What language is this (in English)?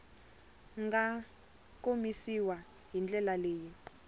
Tsonga